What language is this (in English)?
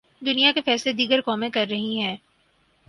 Urdu